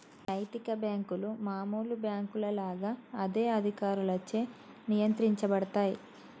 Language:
Telugu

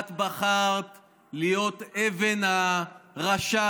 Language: Hebrew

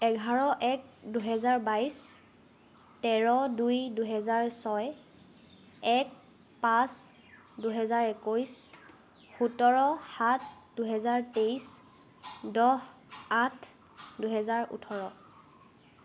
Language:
Assamese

